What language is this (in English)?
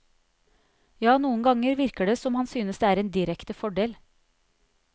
Norwegian